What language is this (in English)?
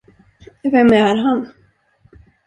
Swedish